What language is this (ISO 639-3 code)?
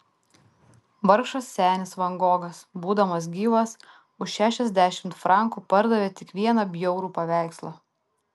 lit